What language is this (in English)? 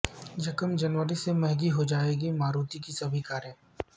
Urdu